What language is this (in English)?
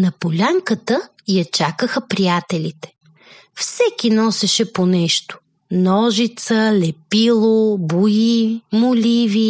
Bulgarian